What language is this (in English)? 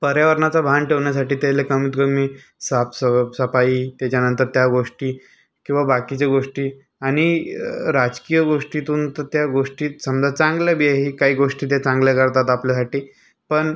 Marathi